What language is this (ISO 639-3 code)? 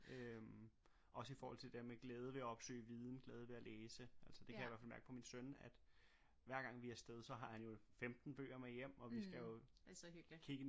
dan